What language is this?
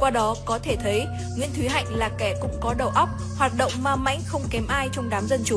Vietnamese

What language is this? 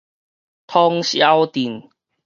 Min Nan Chinese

